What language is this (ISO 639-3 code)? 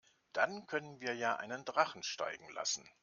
deu